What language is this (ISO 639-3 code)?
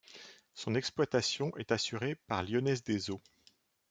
fra